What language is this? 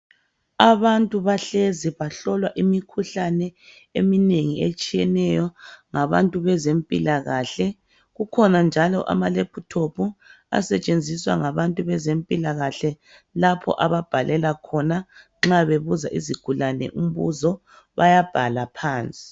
North Ndebele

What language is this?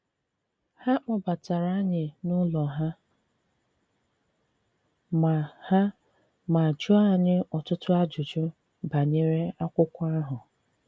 Igbo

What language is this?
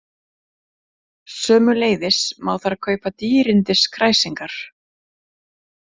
Icelandic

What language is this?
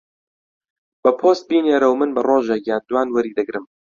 Central Kurdish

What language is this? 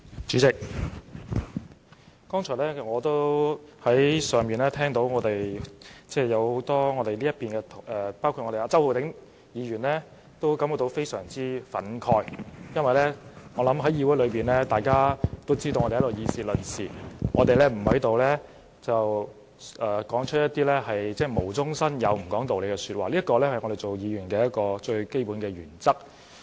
Cantonese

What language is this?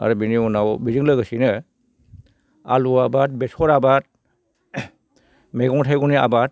Bodo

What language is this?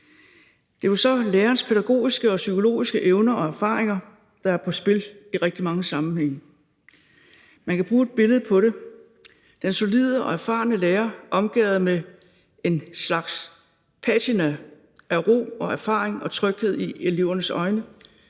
Danish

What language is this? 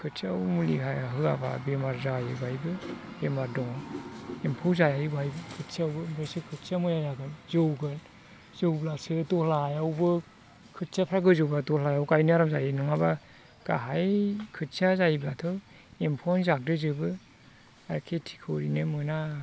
Bodo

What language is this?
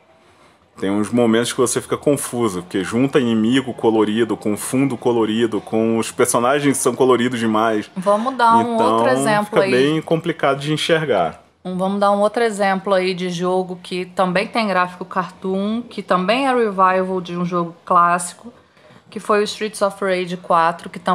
Portuguese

